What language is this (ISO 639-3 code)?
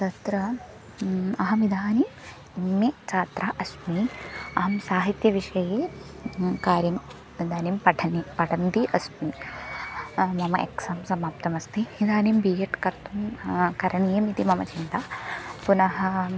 san